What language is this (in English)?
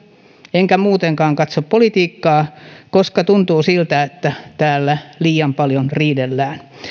Finnish